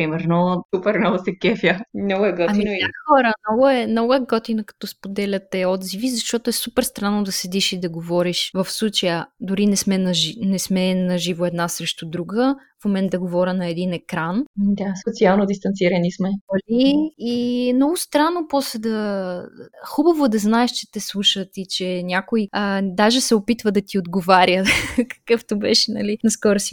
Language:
Bulgarian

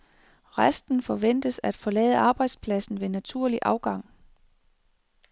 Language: Danish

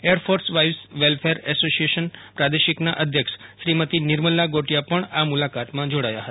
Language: Gujarati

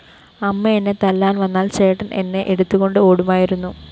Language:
Malayalam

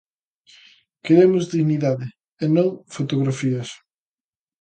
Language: Galician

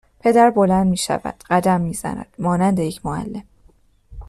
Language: Persian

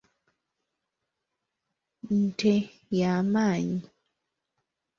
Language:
Ganda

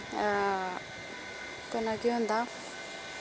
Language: Dogri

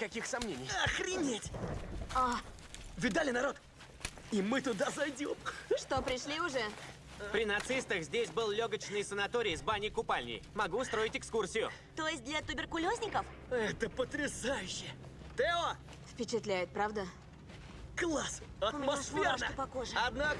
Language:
Russian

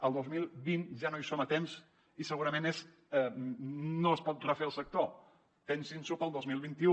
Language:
Catalan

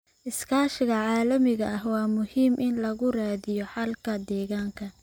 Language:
Somali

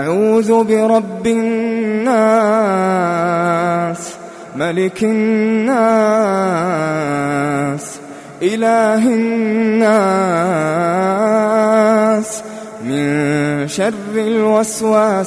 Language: Arabic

